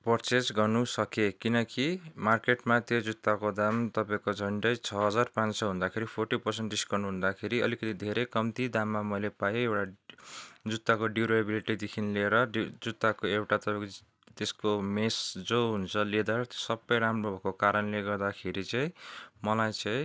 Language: Nepali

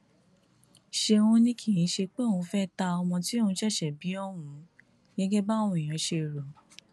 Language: Yoruba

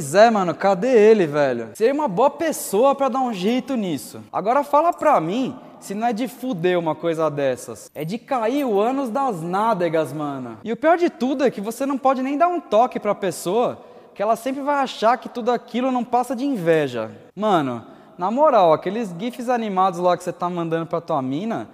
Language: Portuguese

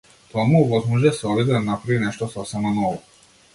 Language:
Macedonian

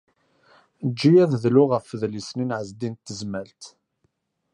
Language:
Kabyle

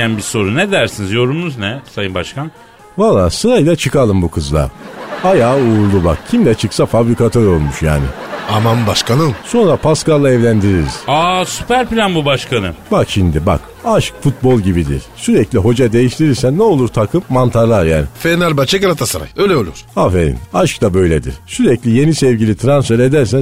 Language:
Turkish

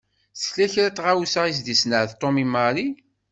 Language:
Kabyle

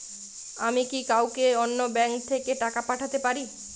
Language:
Bangla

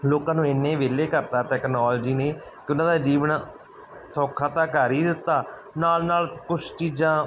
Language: Punjabi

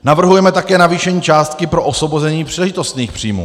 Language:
Czech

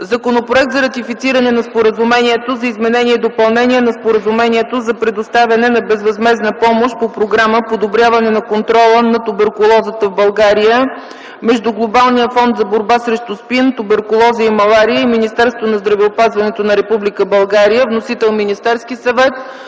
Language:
Bulgarian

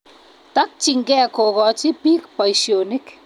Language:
Kalenjin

